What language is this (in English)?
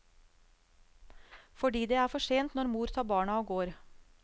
Norwegian